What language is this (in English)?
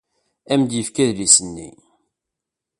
Kabyle